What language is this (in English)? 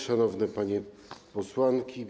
Polish